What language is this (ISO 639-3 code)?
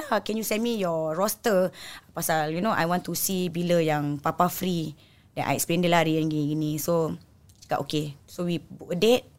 msa